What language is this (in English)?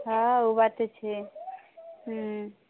Maithili